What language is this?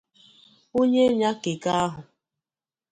Igbo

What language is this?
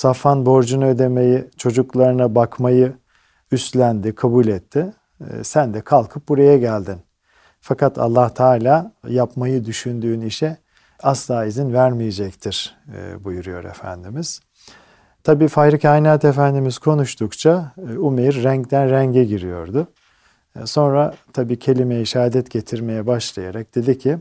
Turkish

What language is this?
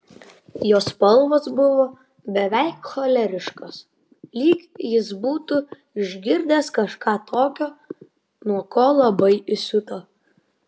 Lithuanian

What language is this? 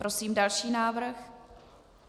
Czech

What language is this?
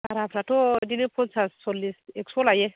Bodo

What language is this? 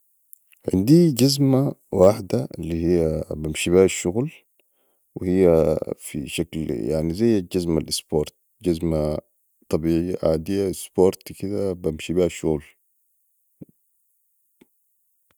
Sudanese Arabic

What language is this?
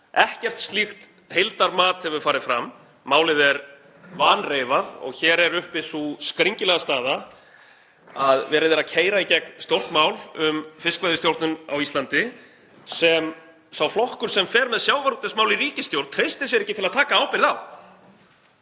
Icelandic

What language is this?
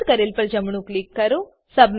Gujarati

